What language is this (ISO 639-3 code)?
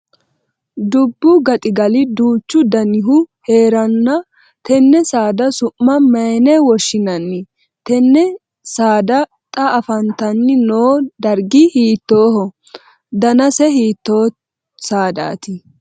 sid